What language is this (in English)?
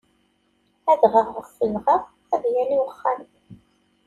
Kabyle